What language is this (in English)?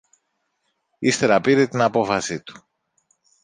Greek